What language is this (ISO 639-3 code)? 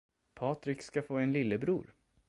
swe